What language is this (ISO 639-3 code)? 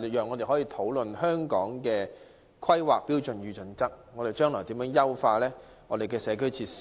yue